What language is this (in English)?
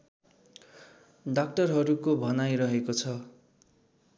Nepali